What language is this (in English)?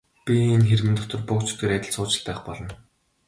Mongolian